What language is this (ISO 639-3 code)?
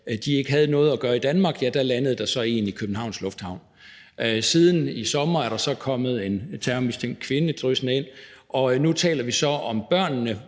dan